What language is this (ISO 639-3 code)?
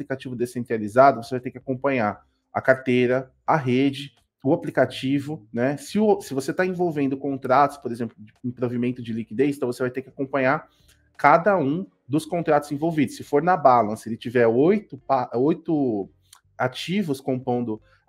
por